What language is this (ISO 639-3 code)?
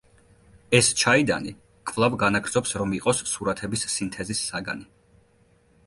kat